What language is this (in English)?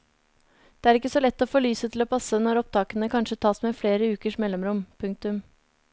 Norwegian